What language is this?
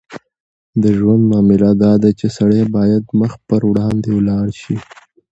Pashto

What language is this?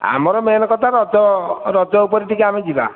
Odia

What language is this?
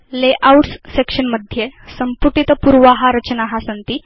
Sanskrit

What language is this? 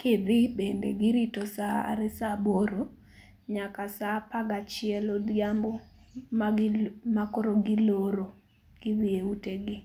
Luo (Kenya and Tanzania)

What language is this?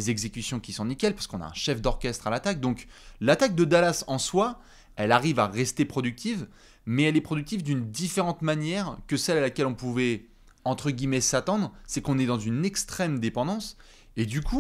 French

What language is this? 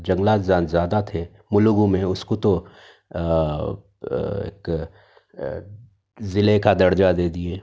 Urdu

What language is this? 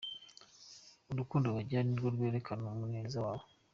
Kinyarwanda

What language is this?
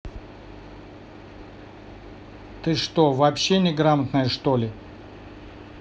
Russian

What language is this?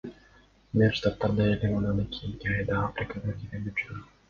Kyrgyz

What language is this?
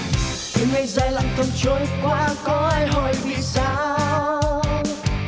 Vietnamese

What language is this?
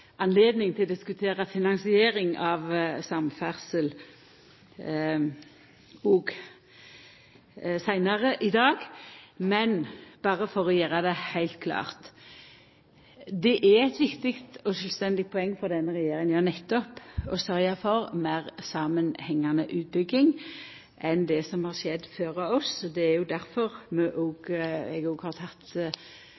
Norwegian Nynorsk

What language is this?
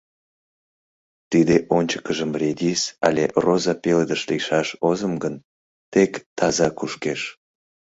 Mari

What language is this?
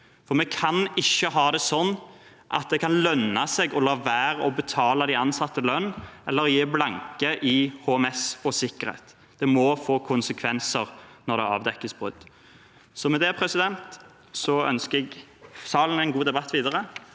Norwegian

